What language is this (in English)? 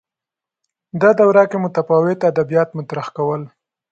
Pashto